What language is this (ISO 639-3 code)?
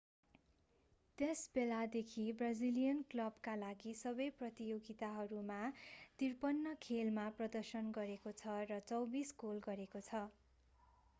nep